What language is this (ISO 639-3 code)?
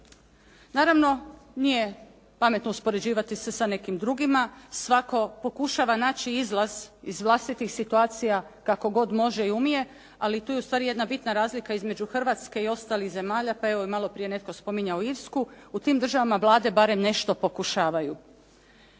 hrv